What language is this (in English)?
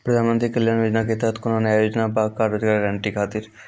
Maithili